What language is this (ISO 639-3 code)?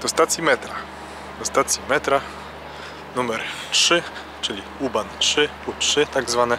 pol